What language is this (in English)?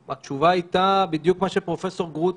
Hebrew